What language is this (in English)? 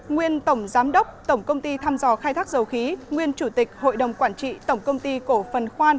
Vietnamese